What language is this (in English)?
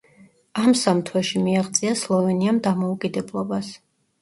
Georgian